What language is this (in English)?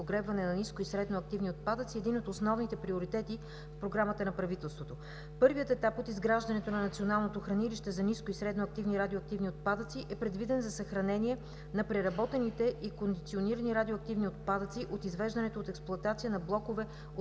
Bulgarian